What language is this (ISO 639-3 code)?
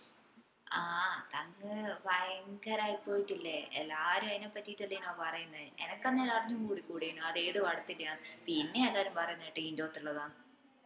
mal